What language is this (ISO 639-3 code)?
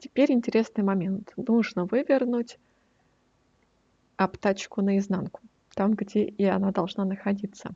rus